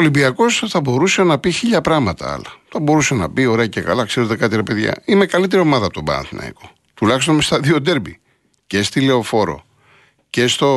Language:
Greek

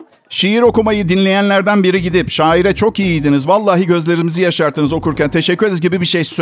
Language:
Turkish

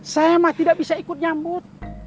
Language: Indonesian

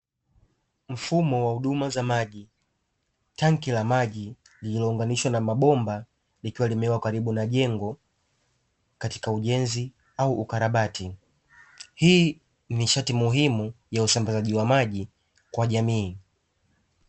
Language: Swahili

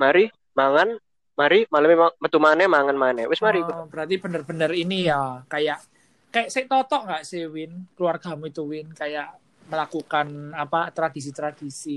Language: Indonesian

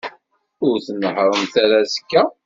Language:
Kabyle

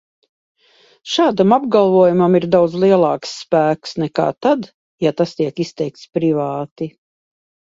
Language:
Latvian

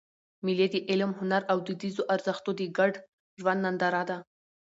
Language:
Pashto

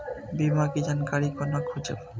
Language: Maithili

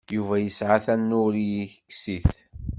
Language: Kabyle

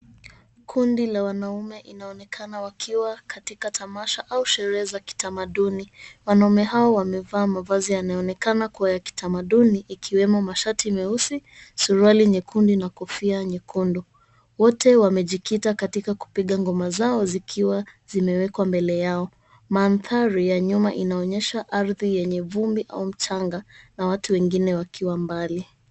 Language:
Swahili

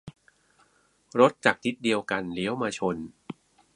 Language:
Thai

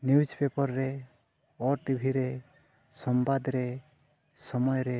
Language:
Santali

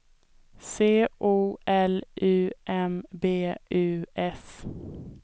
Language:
Swedish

